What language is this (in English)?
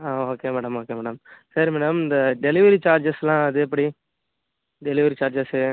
Tamil